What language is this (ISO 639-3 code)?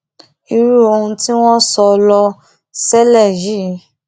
yor